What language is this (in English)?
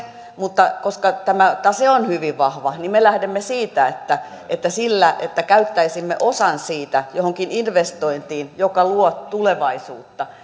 Finnish